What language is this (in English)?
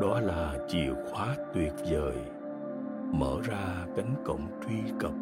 Vietnamese